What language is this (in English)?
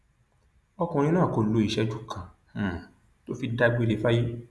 Yoruba